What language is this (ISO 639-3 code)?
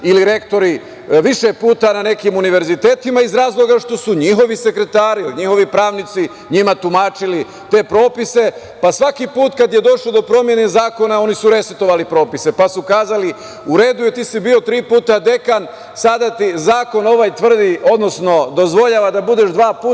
srp